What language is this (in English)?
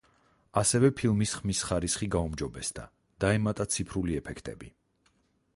Georgian